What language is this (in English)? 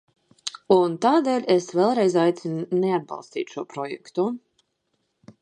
Latvian